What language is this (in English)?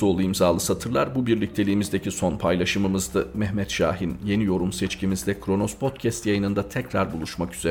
Turkish